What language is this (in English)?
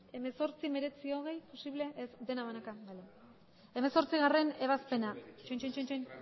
Basque